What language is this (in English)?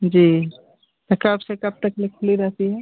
Hindi